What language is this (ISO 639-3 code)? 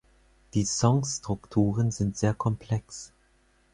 deu